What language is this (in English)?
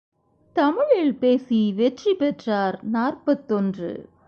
Tamil